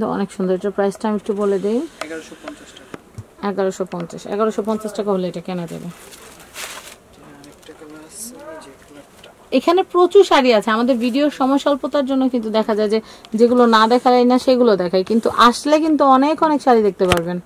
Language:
Hindi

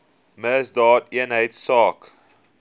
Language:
Afrikaans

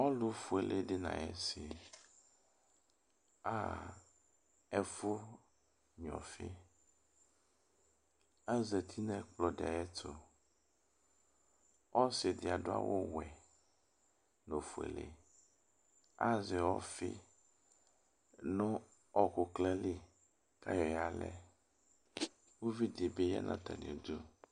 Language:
Ikposo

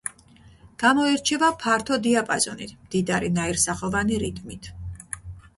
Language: Georgian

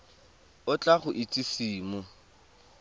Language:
Tswana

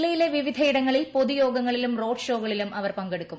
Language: Malayalam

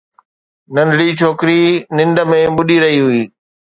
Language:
Sindhi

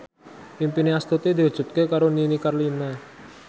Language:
Javanese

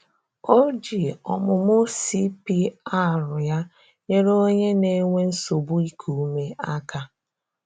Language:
Igbo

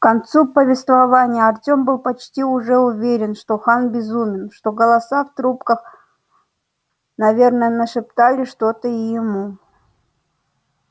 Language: Russian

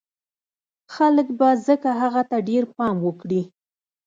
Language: Pashto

